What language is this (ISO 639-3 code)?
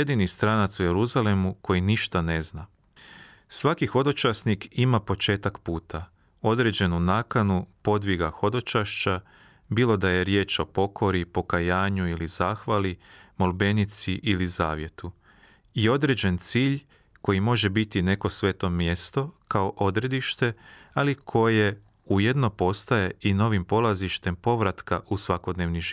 hrv